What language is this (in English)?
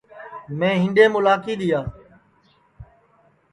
Sansi